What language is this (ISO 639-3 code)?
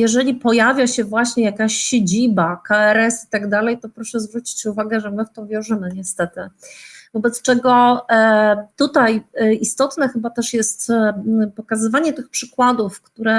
pol